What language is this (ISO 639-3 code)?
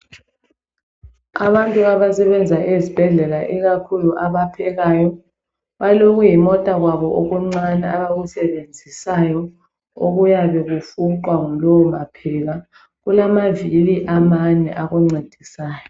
nde